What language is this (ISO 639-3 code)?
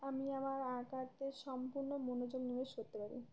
ben